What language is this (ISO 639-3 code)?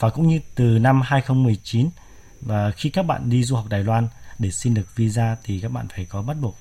vie